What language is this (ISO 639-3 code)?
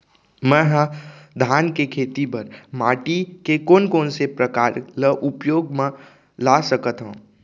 hne